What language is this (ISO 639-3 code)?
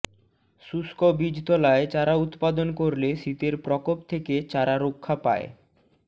ben